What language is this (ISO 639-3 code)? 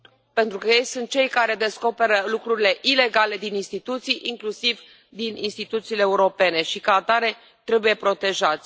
ron